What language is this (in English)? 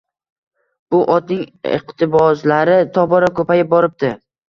Uzbek